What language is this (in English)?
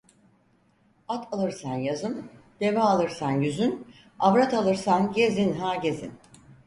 Turkish